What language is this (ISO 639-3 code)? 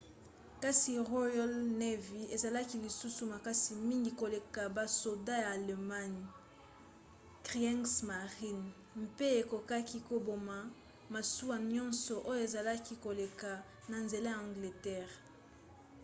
lin